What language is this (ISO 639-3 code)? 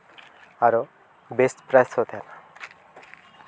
sat